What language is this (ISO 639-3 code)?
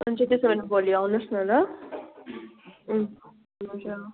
nep